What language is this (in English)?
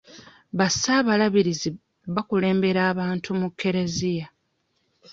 Ganda